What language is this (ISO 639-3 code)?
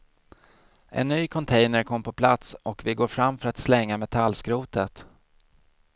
swe